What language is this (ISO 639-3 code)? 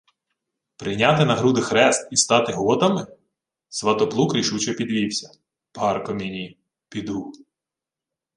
ukr